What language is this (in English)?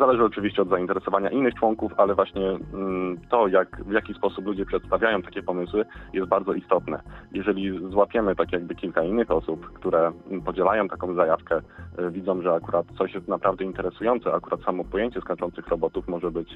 Polish